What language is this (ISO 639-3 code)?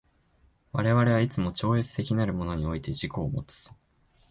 jpn